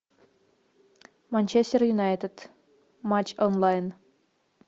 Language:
Russian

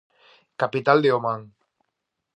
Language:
Galician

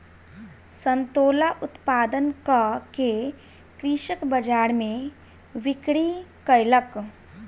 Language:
Maithili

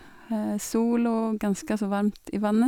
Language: Norwegian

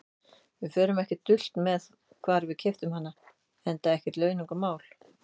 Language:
Icelandic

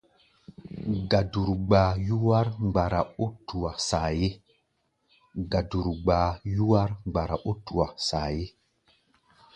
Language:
Gbaya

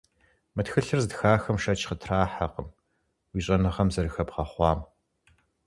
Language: Kabardian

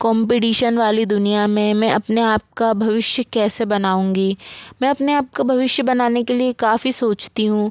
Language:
Hindi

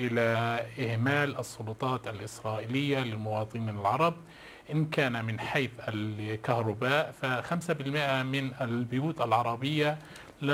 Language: Arabic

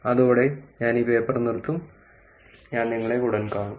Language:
Malayalam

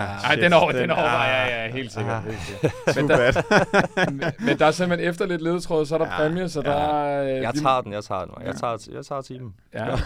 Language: Danish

